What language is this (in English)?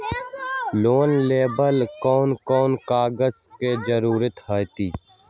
Magahi